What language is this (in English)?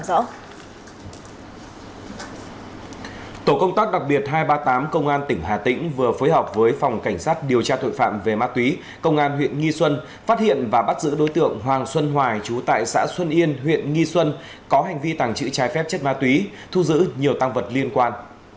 Vietnamese